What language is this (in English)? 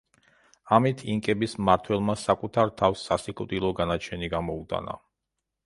Georgian